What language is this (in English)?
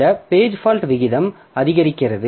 Tamil